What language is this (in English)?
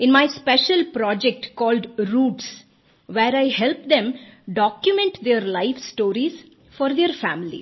Hindi